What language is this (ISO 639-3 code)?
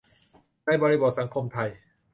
tha